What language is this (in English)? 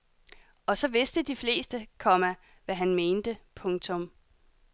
Danish